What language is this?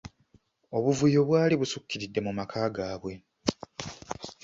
Ganda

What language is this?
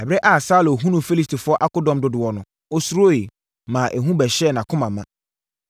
Akan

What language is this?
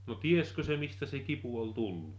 Finnish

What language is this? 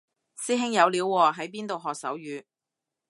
Cantonese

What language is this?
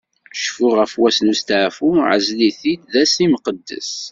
Kabyle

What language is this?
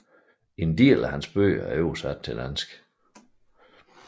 Danish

